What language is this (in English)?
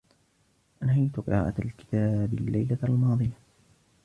Arabic